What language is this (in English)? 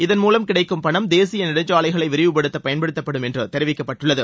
Tamil